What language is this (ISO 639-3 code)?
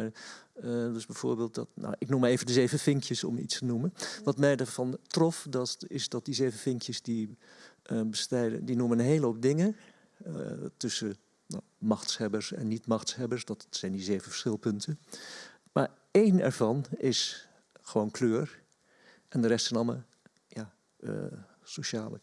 nld